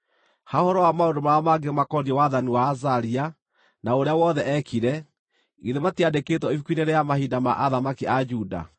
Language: Kikuyu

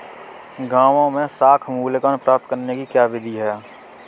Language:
Hindi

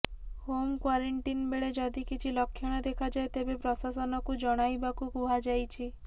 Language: Odia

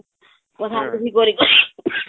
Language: Odia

